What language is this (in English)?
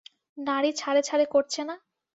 Bangla